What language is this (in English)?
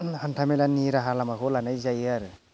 Bodo